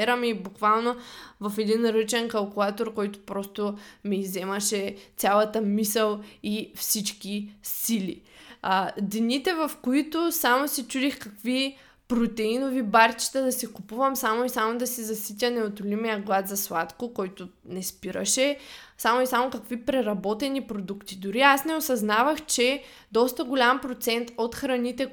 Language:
Bulgarian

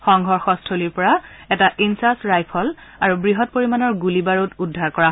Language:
Assamese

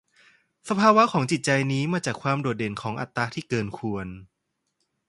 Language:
Thai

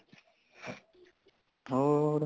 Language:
Punjabi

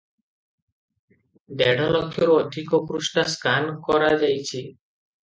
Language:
Odia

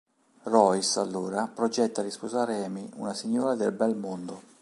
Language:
Italian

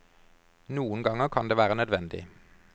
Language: Norwegian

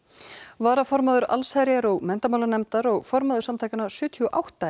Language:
Icelandic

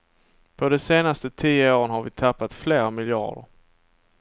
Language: Swedish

